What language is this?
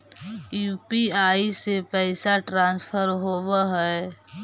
Magahi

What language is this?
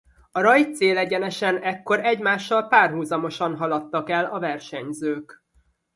Hungarian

